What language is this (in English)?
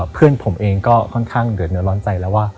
Thai